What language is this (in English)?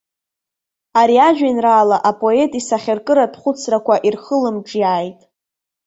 Abkhazian